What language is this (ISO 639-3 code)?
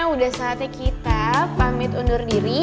ind